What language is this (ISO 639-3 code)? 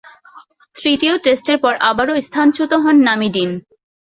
ben